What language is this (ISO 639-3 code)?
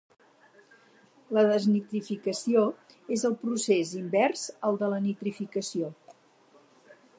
cat